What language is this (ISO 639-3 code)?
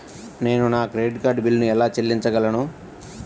tel